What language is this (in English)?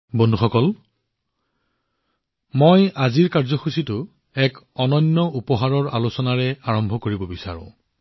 Assamese